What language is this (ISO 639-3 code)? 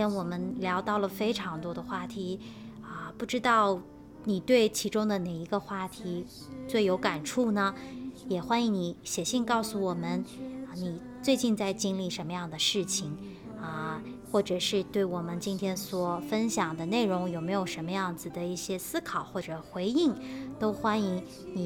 zho